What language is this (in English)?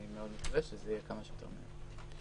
Hebrew